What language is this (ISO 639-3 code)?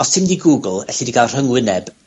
cym